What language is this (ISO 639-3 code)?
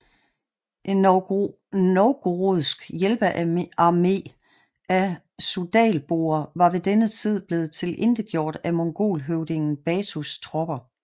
dan